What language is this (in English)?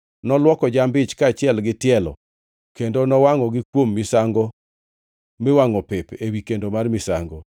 Luo (Kenya and Tanzania)